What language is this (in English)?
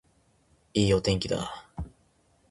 Japanese